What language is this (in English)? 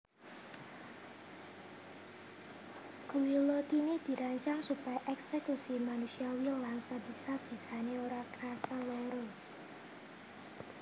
Javanese